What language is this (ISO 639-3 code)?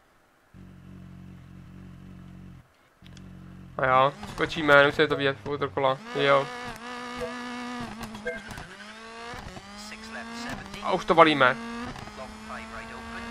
ces